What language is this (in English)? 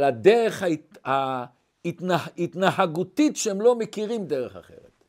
Hebrew